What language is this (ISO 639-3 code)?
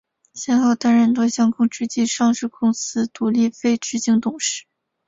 zho